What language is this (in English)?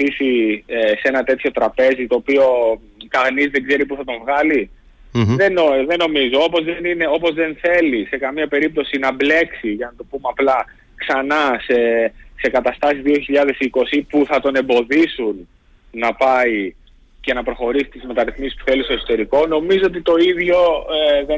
Greek